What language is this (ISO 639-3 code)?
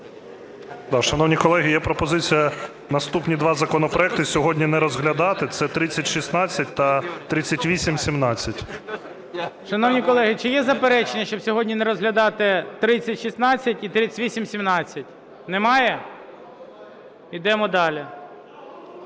ukr